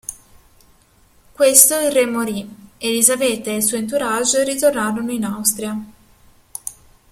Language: Italian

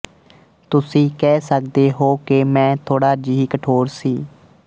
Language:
Punjabi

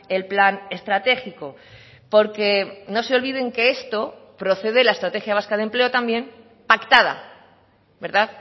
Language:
Spanish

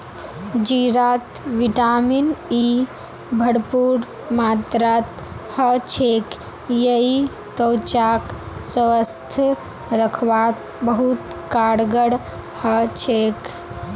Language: Magahi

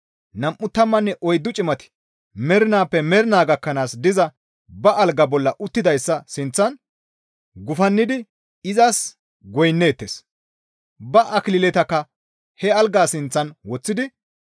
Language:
Gamo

